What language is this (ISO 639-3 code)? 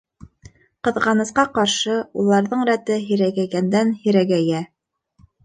bak